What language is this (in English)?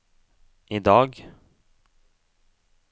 Norwegian